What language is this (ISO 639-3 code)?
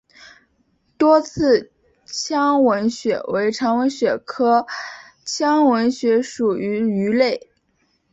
zho